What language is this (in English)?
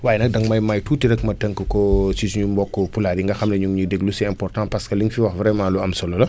Wolof